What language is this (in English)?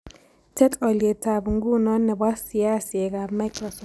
Kalenjin